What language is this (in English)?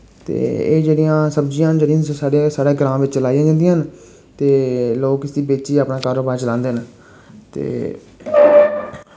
Dogri